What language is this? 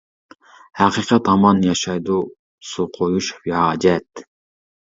Uyghur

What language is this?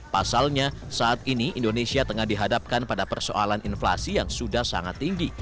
Indonesian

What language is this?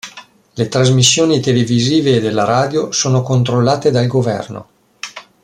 Italian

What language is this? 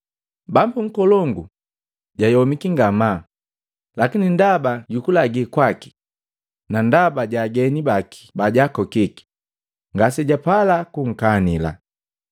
Matengo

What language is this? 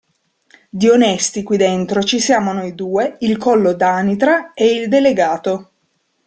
Italian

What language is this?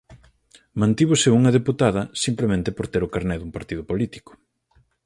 Galician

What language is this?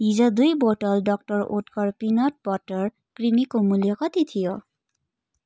Nepali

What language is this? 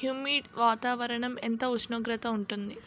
Telugu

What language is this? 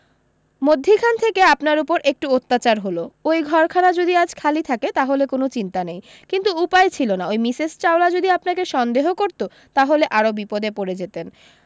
Bangla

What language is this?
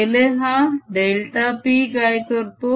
Marathi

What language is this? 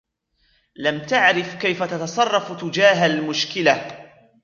Arabic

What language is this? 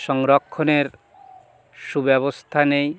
Bangla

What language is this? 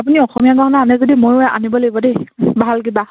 Assamese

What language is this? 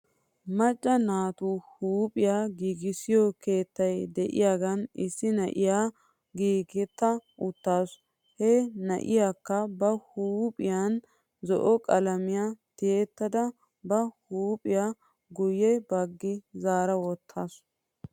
Wolaytta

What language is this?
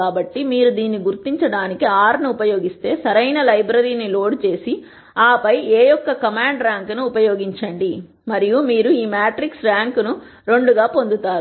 Telugu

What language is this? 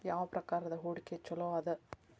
Kannada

